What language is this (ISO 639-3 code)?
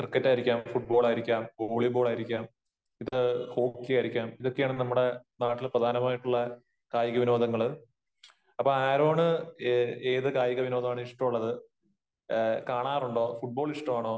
mal